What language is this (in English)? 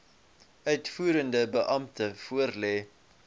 Afrikaans